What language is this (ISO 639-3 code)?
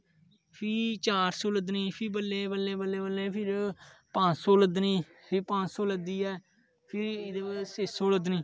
doi